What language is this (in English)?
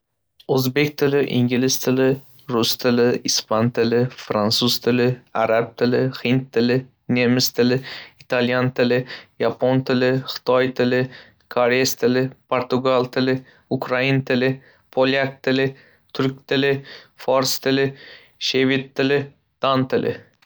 Uzbek